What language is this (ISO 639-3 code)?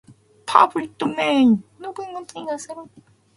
jpn